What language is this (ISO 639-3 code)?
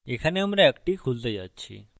ben